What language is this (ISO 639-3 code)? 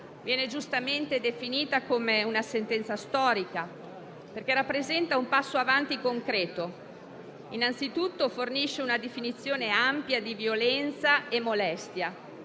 ita